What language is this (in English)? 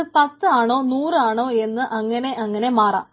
Malayalam